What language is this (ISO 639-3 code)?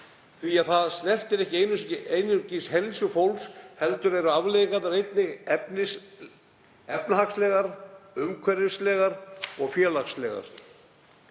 isl